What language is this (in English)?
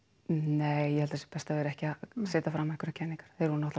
Icelandic